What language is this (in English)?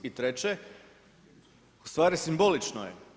Croatian